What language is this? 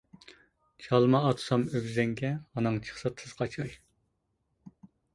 Uyghur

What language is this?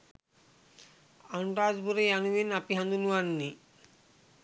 Sinhala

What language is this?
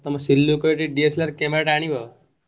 Odia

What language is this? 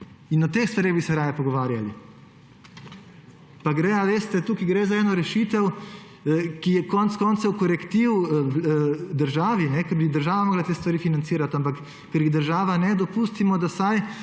Slovenian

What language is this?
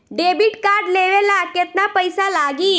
Bhojpuri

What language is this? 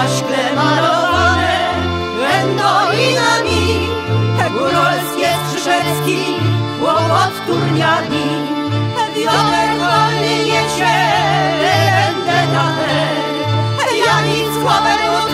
Romanian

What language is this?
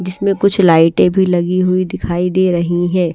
Hindi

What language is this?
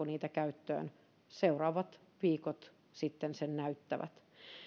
Finnish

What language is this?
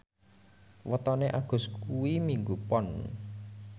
Javanese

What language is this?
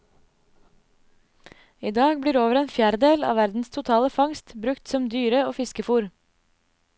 Norwegian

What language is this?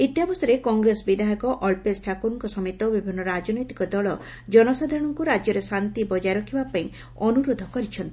Odia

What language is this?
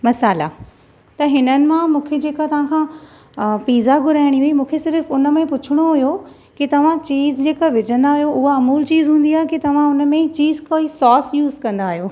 Sindhi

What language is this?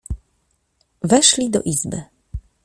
Polish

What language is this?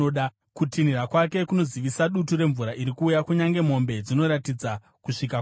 Shona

